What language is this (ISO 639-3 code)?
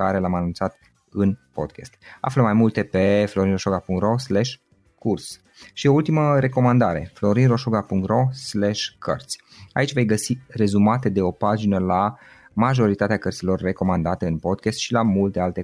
ron